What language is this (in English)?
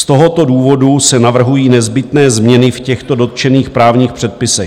Czech